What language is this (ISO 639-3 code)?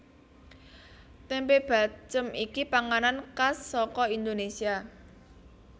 jav